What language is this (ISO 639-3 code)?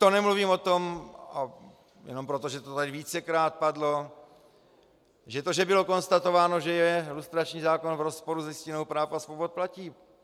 ces